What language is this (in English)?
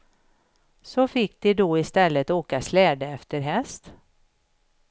Swedish